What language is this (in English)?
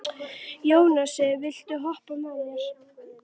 Icelandic